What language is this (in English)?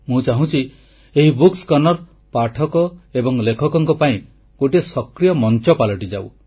Odia